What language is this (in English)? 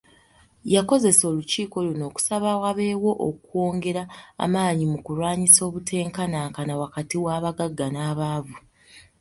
Ganda